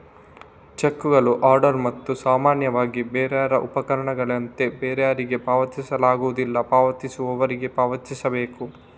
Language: Kannada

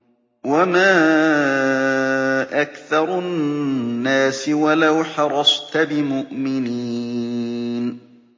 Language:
Arabic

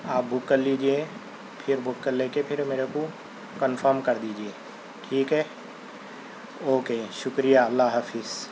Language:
Urdu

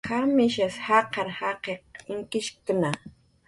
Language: Jaqaru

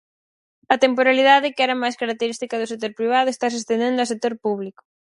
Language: Galician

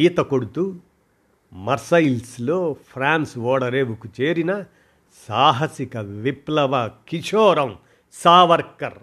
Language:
Telugu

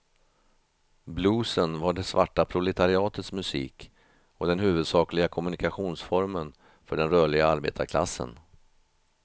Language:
Swedish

